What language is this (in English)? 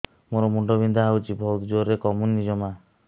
Odia